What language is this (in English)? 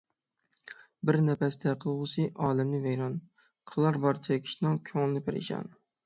Uyghur